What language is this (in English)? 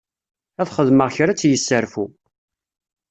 Kabyle